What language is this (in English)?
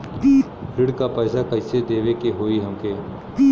Bhojpuri